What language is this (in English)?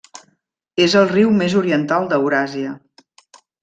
Catalan